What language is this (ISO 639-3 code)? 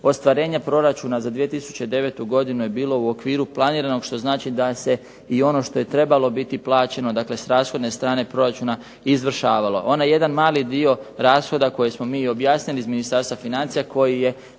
hrv